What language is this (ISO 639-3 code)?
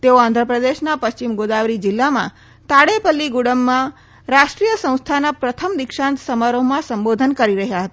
guj